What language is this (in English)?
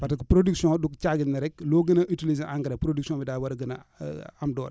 Wolof